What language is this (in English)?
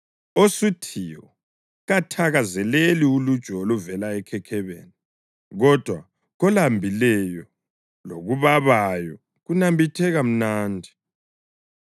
North Ndebele